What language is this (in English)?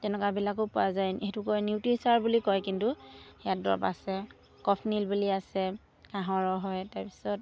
Assamese